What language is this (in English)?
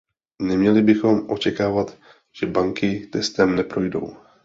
Czech